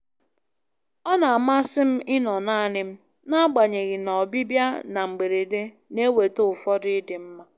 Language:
Igbo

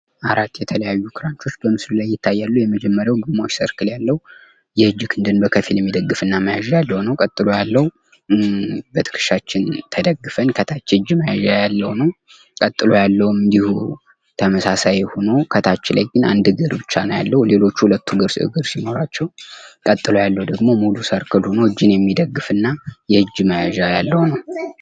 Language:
Amharic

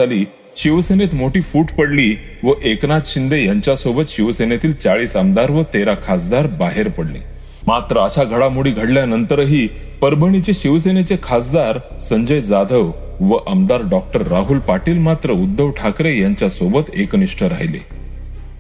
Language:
Marathi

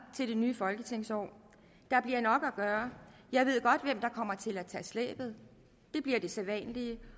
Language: Danish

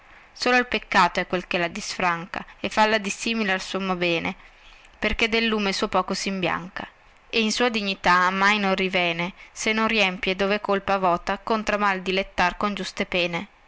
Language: Italian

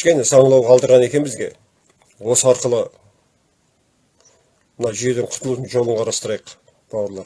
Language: Turkish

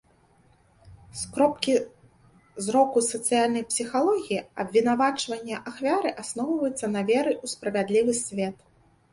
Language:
Belarusian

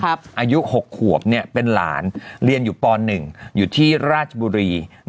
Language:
Thai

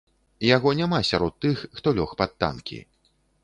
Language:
Belarusian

